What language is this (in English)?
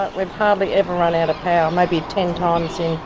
English